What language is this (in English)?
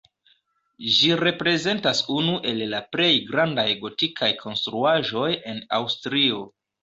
Esperanto